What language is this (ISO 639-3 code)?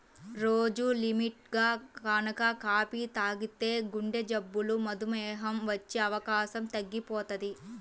tel